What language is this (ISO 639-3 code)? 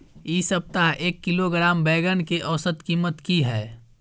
mai